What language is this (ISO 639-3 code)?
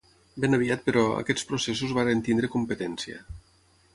cat